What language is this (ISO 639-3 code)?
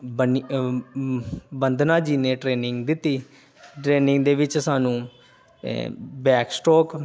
pan